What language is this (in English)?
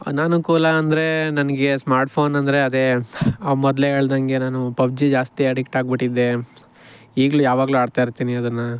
Kannada